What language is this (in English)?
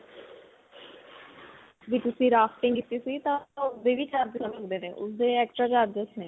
Punjabi